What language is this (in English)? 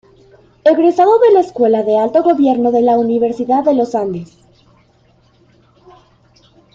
Spanish